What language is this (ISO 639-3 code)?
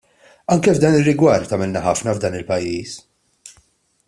mlt